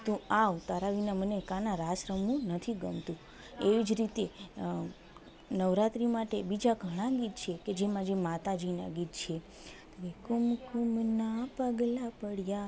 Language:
Gujarati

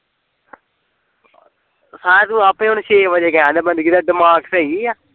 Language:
Punjabi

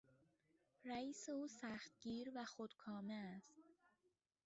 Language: Persian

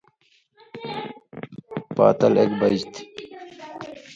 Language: Indus Kohistani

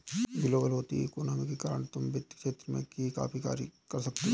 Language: Hindi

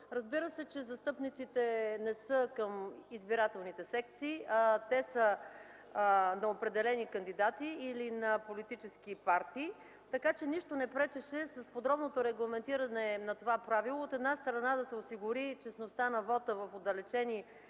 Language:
Bulgarian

